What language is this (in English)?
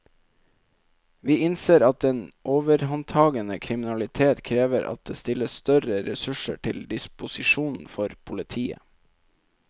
Norwegian